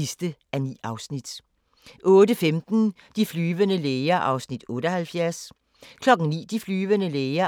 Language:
Danish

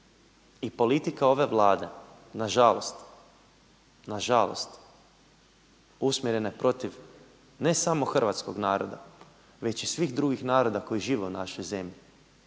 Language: Croatian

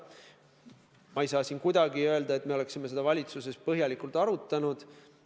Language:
Estonian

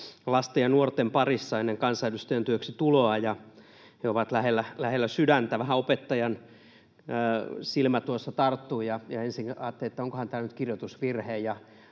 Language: Finnish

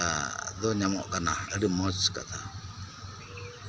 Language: Santali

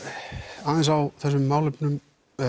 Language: Icelandic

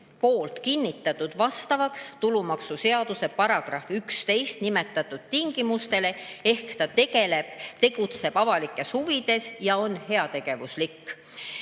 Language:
Estonian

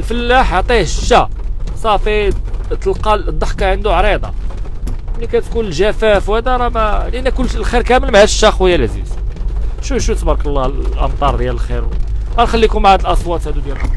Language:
Arabic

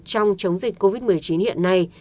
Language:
Vietnamese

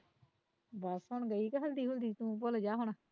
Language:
Punjabi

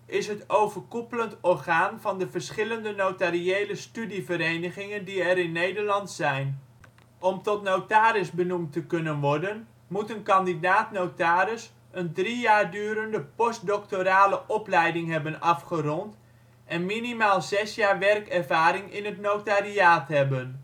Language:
Dutch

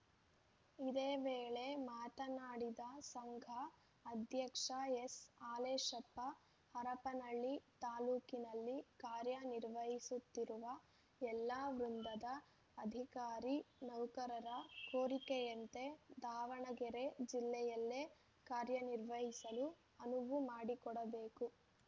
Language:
Kannada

